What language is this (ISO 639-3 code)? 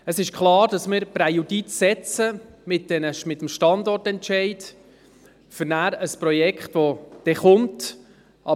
gsw